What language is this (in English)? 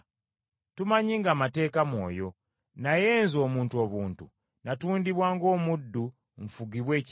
Ganda